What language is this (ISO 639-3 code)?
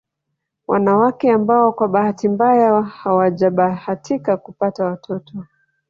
swa